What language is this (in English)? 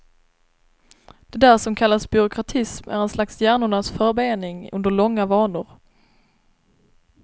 Swedish